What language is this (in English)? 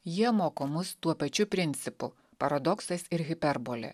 Lithuanian